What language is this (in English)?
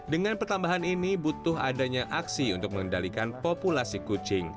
Indonesian